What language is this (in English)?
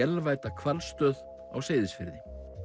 Icelandic